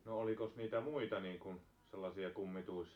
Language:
Finnish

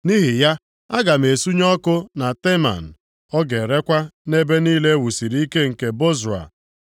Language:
Igbo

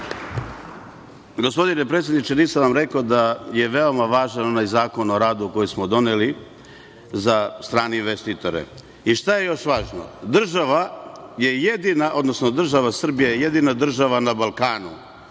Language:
Serbian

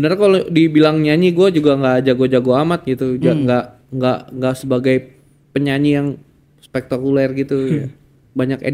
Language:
Indonesian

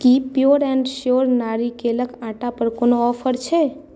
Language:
Maithili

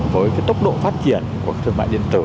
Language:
Vietnamese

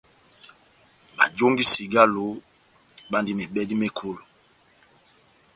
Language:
Batanga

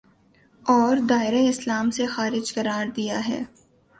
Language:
Urdu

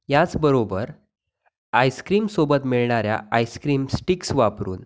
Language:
Marathi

